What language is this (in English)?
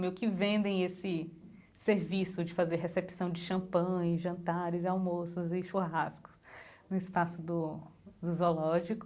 Portuguese